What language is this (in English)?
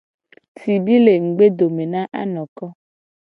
Gen